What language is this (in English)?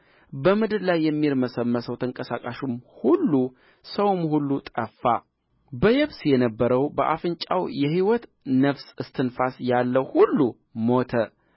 Amharic